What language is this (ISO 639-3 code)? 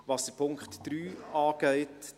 gsw